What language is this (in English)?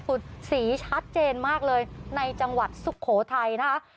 Thai